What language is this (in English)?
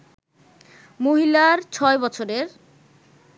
Bangla